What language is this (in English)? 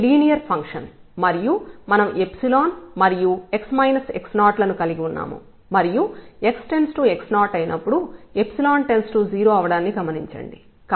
Telugu